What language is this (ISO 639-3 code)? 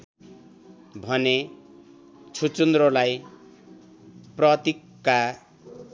nep